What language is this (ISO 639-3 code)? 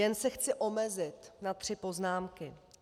ces